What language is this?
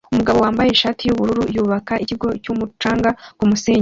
Kinyarwanda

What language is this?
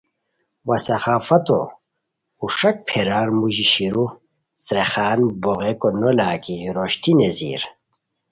Khowar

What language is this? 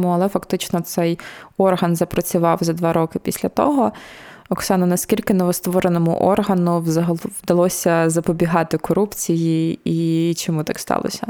Ukrainian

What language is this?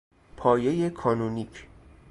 Persian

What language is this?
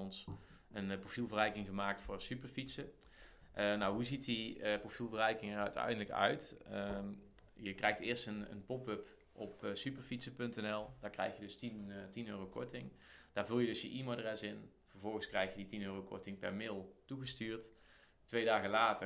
Dutch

